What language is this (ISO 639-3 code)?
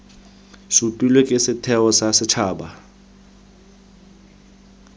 tsn